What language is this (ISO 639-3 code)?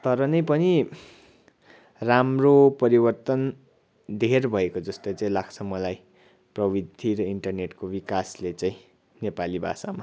nep